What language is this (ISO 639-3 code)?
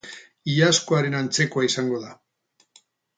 eus